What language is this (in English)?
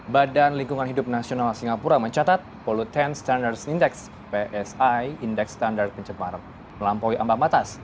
Indonesian